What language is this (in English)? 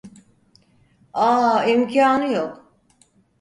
Turkish